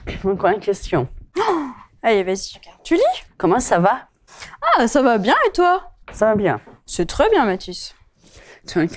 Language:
French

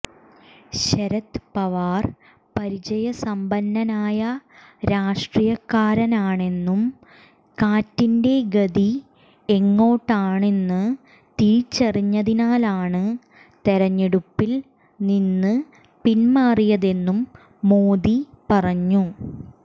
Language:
Malayalam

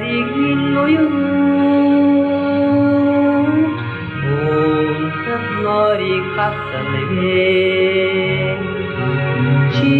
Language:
Romanian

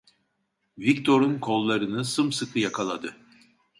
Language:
Turkish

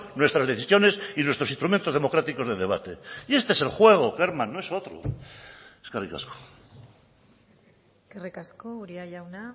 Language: Spanish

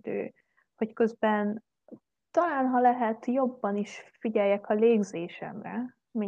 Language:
Hungarian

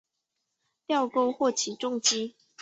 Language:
Chinese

